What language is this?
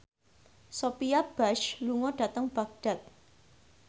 Javanese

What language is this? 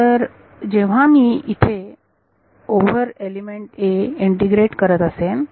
Marathi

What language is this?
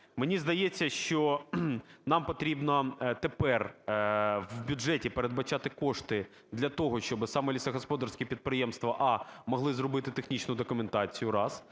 Ukrainian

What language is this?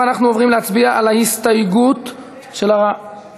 Hebrew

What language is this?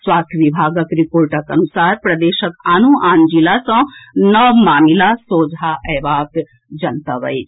Maithili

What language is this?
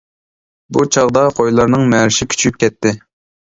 Uyghur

